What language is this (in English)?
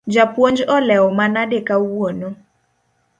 Luo (Kenya and Tanzania)